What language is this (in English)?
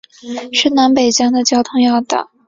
Chinese